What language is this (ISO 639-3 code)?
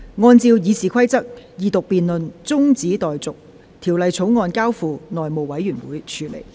yue